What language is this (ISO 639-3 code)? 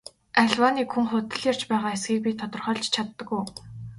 mon